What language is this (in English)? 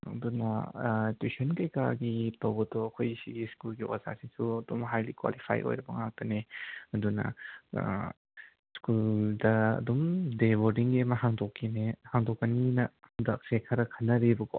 Manipuri